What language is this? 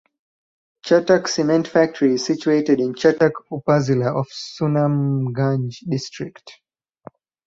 English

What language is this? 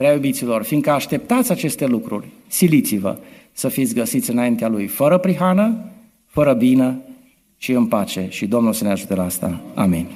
Romanian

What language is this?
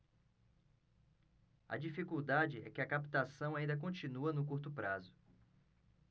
Portuguese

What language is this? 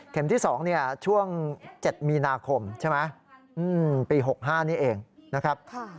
Thai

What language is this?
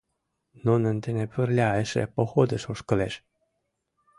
Mari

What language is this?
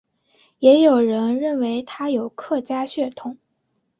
Chinese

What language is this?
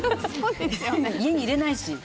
Japanese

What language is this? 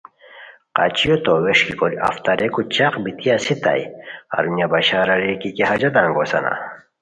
Khowar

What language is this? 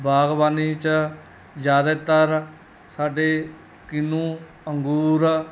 Punjabi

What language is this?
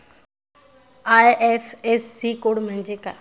Marathi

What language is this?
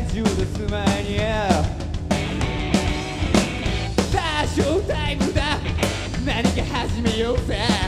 Hungarian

